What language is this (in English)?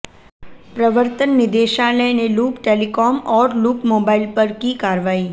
Hindi